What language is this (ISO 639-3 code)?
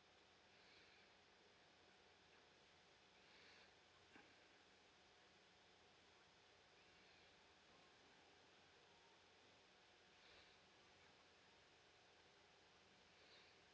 eng